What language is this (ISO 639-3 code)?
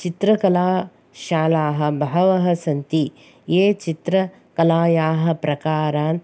san